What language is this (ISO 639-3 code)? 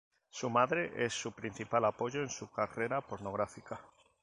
spa